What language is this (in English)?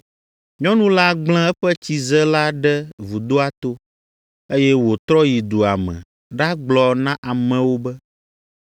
Ewe